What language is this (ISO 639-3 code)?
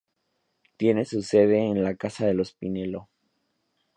spa